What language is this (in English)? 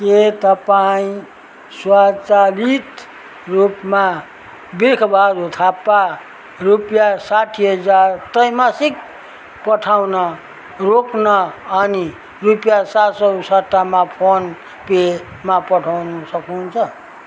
Nepali